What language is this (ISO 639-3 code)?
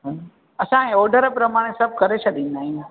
snd